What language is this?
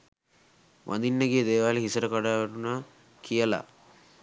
Sinhala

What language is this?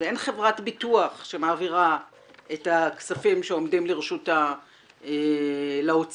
Hebrew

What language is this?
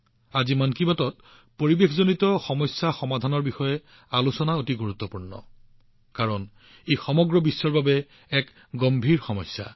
Assamese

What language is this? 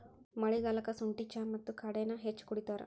Kannada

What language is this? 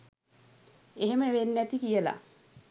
Sinhala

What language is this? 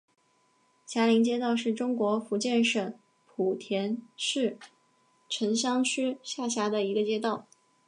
Chinese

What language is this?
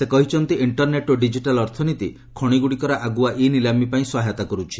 Odia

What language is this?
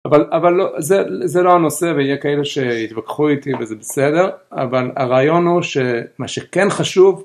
Hebrew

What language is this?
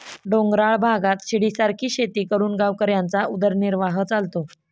Marathi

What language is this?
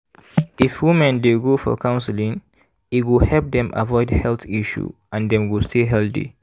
Nigerian Pidgin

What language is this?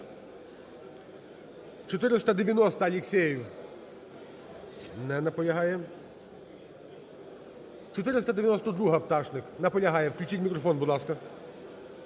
Ukrainian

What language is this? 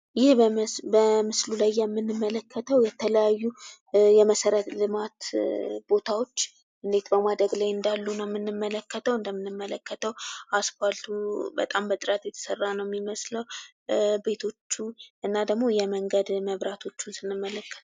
Amharic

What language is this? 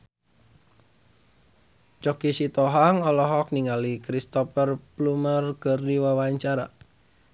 Sundanese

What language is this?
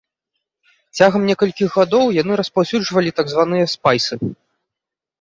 Belarusian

